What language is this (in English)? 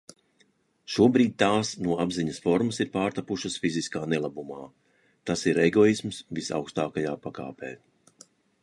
Latvian